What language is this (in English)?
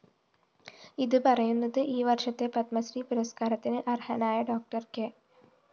Malayalam